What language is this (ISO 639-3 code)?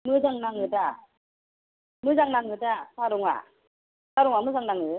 brx